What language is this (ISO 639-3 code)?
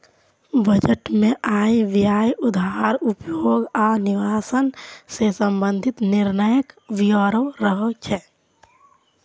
mai